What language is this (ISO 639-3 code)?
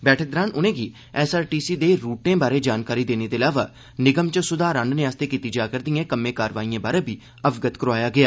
doi